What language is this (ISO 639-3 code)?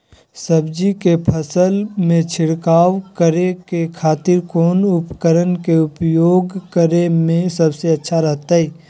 mag